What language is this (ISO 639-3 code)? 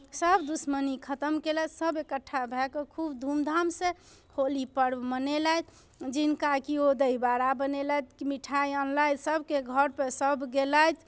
mai